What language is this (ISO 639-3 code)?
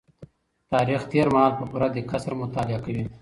pus